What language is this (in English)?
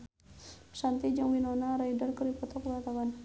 Sundanese